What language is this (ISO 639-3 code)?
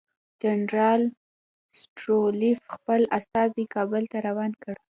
pus